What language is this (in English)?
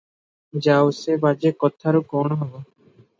Odia